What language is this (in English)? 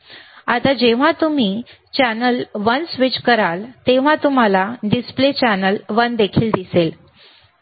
Marathi